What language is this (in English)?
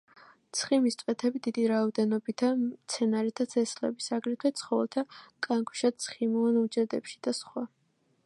Georgian